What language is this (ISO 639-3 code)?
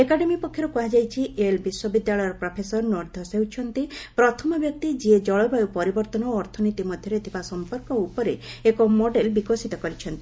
ori